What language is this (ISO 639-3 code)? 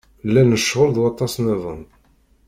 kab